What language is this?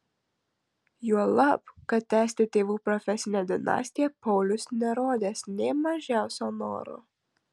Lithuanian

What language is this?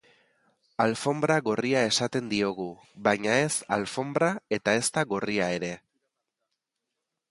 Basque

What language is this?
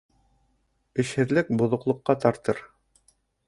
Bashkir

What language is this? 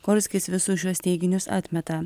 Lithuanian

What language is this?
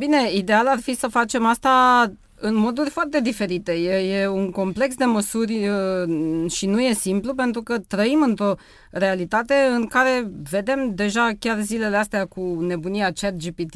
Romanian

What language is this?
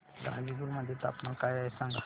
Marathi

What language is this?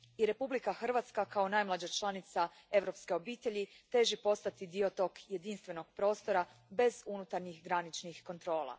Croatian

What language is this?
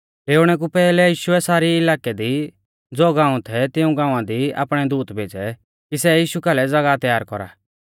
Mahasu Pahari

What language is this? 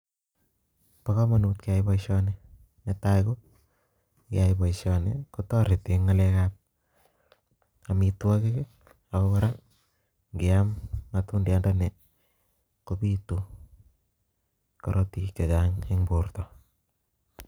Kalenjin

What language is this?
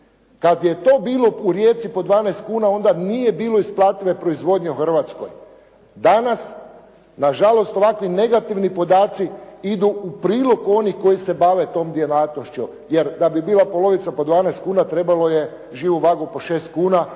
Croatian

